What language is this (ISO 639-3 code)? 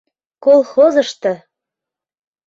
chm